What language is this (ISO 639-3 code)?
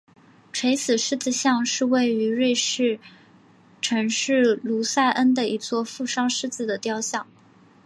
zho